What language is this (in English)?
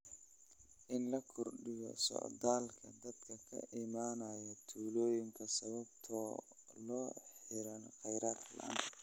Somali